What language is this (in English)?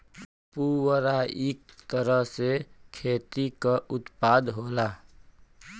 Bhojpuri